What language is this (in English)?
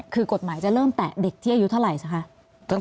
Thai